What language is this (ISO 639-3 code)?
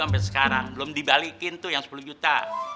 ind